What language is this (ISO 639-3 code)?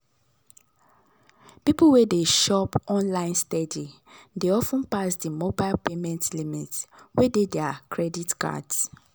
pcm